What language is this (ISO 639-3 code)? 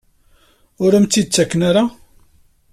kab